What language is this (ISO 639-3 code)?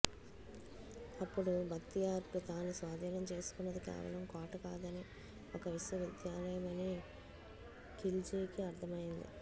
tel